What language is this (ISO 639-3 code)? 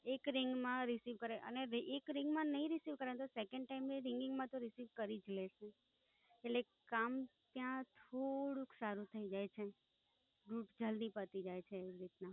guj